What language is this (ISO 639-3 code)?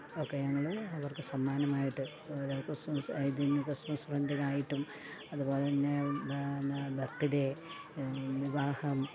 mal